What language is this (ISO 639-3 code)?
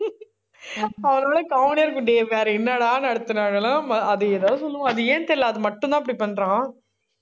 tam